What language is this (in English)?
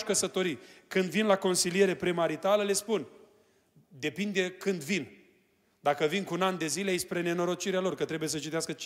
Romanian